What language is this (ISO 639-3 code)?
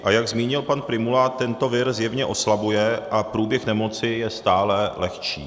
ces